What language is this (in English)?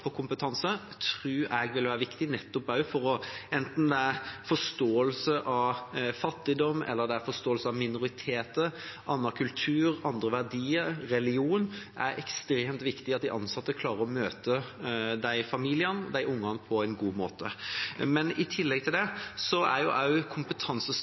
Norwegian Bokmål